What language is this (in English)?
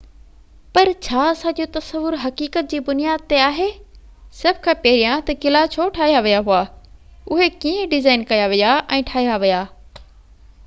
Sindhi